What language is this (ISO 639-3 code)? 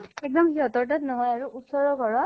asm